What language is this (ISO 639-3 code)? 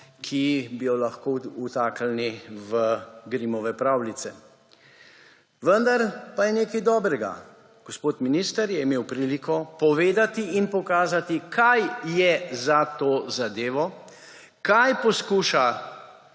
slv